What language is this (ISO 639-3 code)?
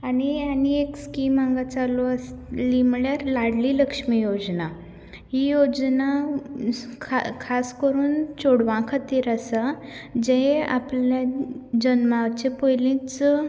kok